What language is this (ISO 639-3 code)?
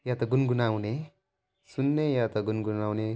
nep